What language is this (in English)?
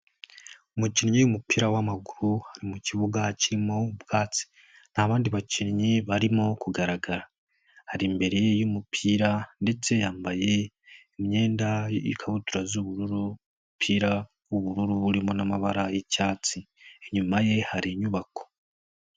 Kinyarwanda